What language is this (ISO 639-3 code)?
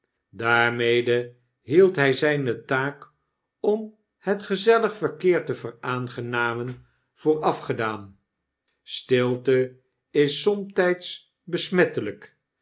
nld